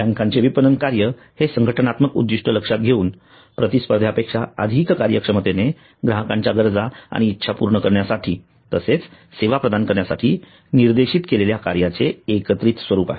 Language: Marathi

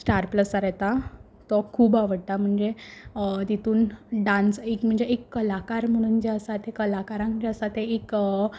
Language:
Konkani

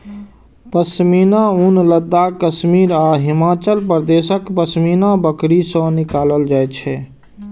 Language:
Maithili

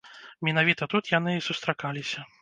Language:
Belarusian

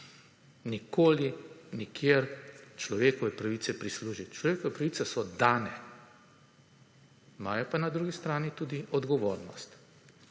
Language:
Slovenian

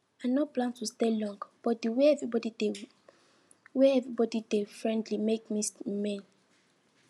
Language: Nigerian Pidgin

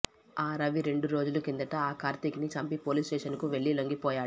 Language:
Telugu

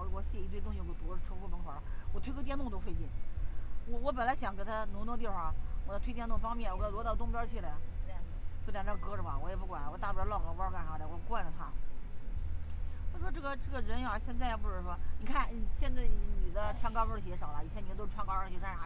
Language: Chinese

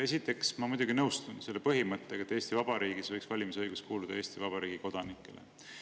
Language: Estonian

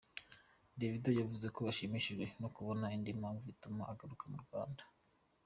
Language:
Kinyarwanda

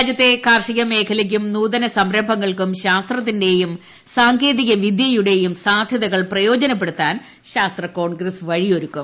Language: Malayalam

